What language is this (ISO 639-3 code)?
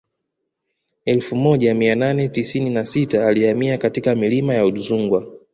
swa